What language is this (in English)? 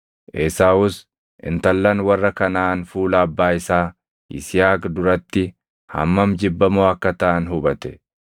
Oromo